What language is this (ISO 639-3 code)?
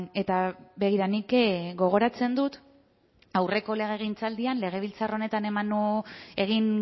eus